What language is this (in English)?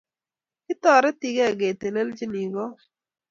Kalenjin